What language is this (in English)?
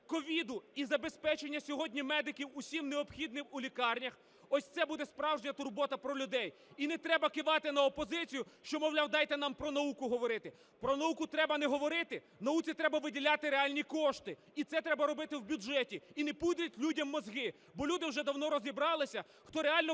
Ukrainian